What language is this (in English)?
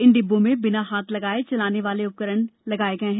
Hindi